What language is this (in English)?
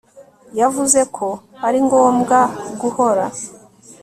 Kinyarwanda